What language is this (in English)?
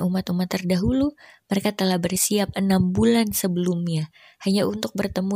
Indonesian